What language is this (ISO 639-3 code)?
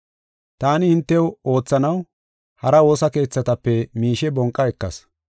gof